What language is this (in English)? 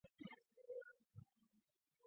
Chinese